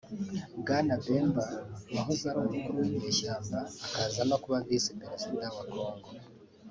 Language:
Kinyarwanda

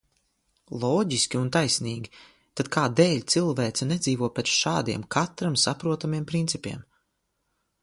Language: Latvian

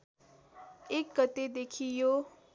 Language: Nepali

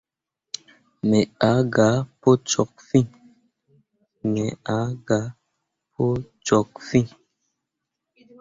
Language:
Mundang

